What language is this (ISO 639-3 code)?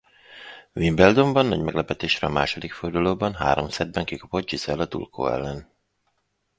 hun